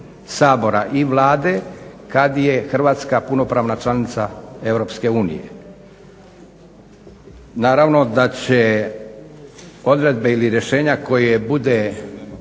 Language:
Croatian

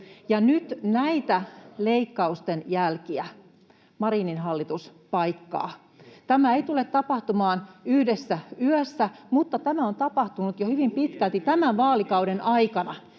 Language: Finnish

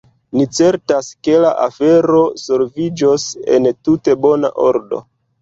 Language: Esperanto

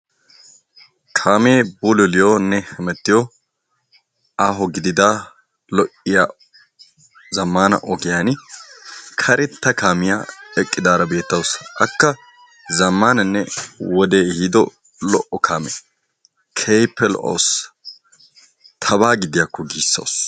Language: Wolaytta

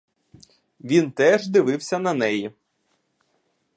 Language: Ukrainian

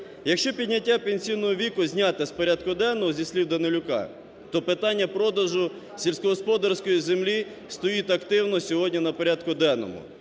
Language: Ukrainian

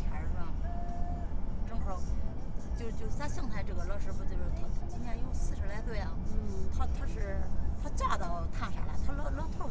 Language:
Chinese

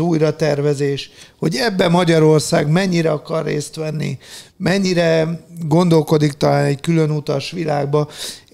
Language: Hungarian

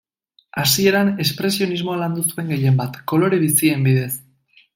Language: Basque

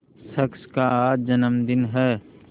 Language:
Hindi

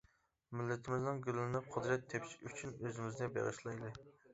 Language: Uyghur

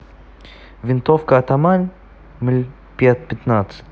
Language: Russian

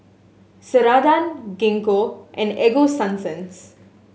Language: English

